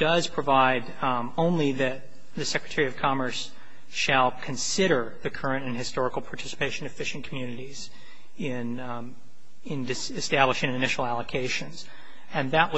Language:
English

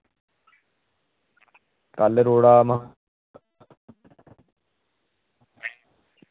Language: Dogri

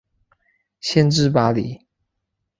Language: Chinese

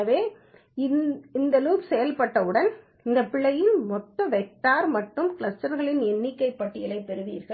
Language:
Tamil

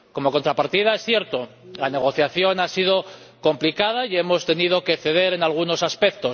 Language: Spanish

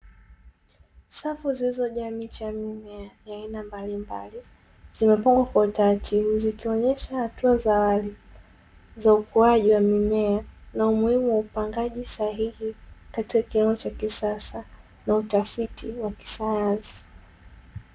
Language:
Swahili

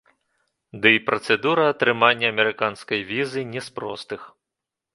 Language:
Belarusian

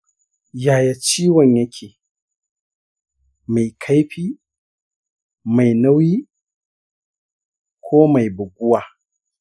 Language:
Hausa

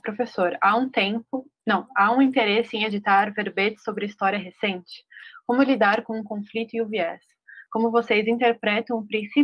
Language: Portuguese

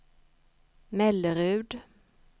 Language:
Swedish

